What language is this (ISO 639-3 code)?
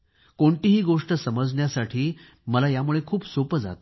mar